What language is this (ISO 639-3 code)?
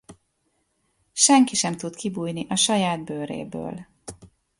hun